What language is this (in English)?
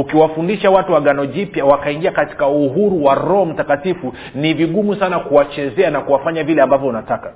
Swahili